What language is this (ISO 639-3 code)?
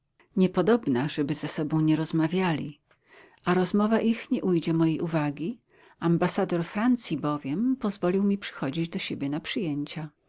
pol